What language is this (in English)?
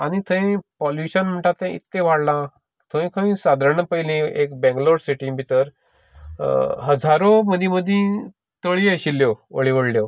Konkani